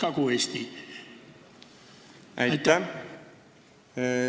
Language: Estonian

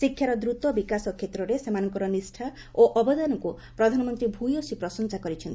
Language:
Odia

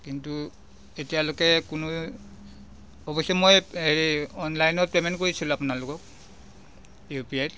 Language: Assamese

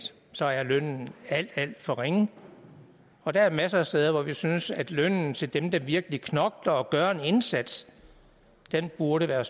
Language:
Danish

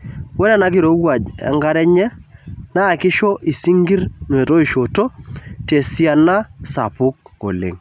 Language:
Masai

